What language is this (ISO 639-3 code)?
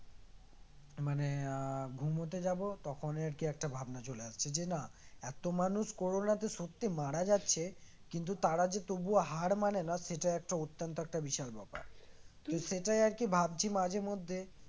ben